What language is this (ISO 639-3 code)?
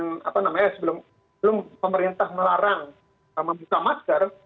ind